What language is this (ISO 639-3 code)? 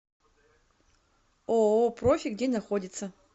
rus